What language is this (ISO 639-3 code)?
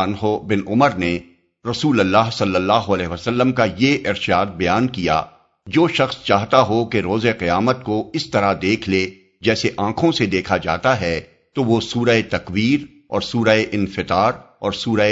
urd